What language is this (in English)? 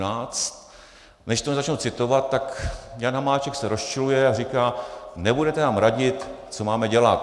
Czech